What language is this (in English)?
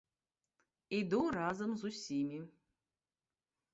Belarusian